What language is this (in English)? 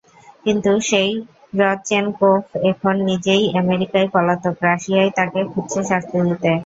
Bangla